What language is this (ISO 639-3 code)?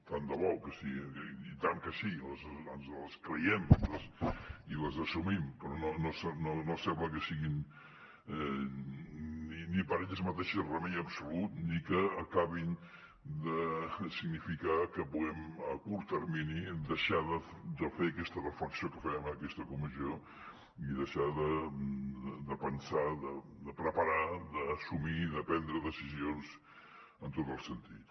cat